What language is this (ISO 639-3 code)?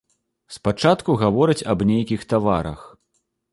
bel